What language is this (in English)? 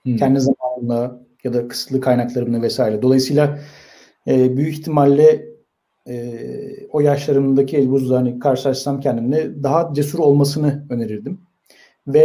Turkish